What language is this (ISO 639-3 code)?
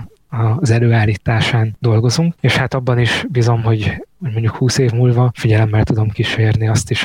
hun